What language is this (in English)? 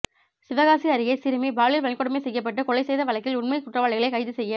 Tamil